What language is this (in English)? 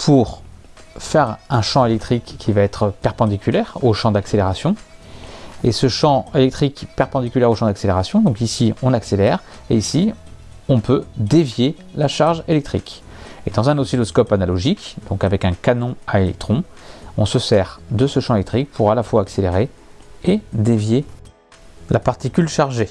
French